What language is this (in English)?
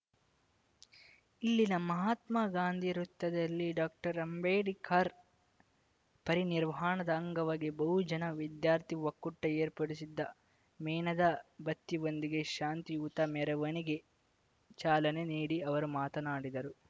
Kannada